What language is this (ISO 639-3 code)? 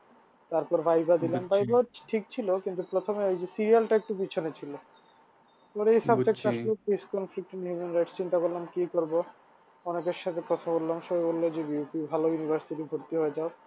ben